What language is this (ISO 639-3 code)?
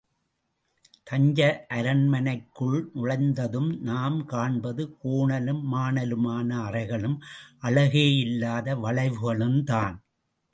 tam